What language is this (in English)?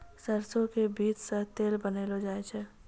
Maithili